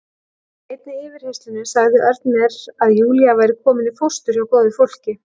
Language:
Icelandic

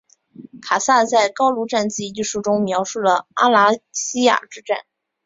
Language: Chinese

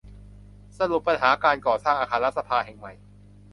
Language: Thai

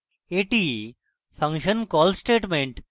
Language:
Bangla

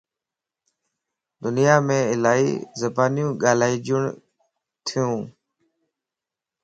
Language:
Lasi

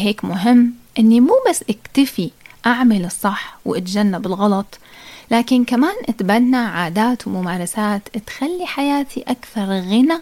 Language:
Arabic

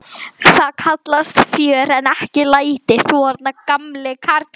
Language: Icelandic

